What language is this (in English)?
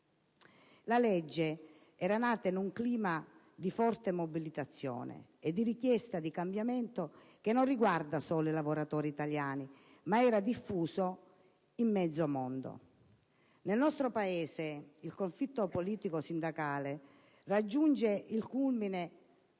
Italian